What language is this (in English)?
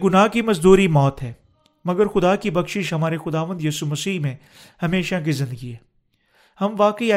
Urdu